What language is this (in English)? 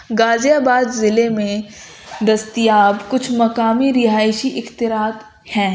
Urdu